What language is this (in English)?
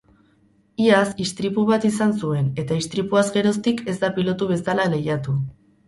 Basque